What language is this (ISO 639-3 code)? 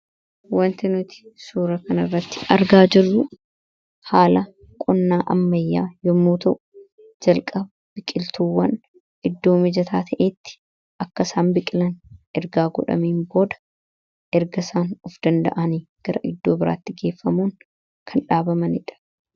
orm